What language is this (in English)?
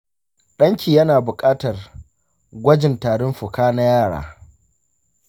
Hausa